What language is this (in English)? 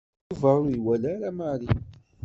Kabyle